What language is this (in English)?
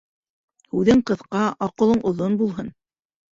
Bashkir